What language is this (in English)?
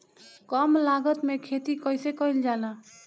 Bhojpuri